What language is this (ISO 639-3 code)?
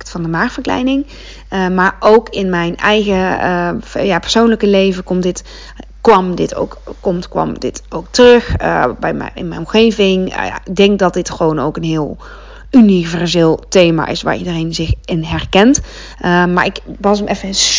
nld